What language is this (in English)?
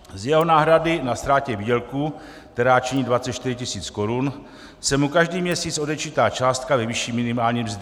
Czech